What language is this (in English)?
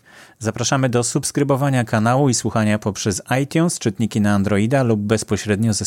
Polish